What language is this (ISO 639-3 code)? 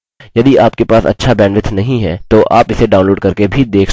hin